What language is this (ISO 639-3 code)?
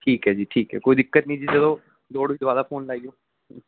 pan